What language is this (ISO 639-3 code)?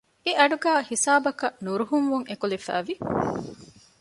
div